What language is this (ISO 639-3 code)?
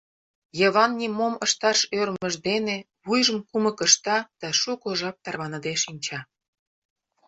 chm